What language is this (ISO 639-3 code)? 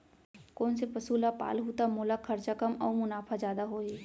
hne